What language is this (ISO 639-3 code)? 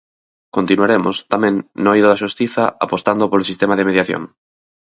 glg